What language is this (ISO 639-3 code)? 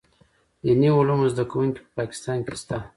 pus